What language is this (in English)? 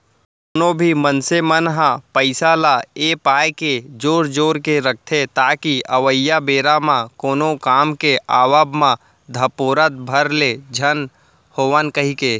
Chhattisgarhi